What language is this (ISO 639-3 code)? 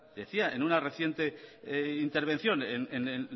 spa